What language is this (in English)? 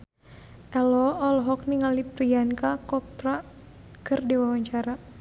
Sundanese